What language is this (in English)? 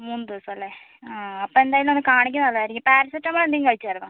Malayalam